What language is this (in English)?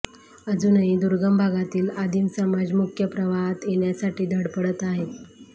Marathi